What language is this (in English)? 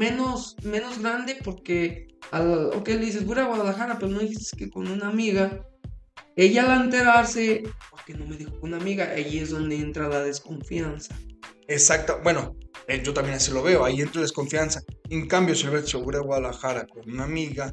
Spanish